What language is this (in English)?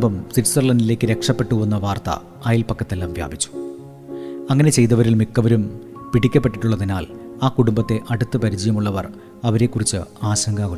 Malayalam